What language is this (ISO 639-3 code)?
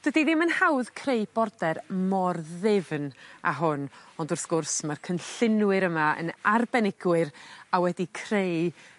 cym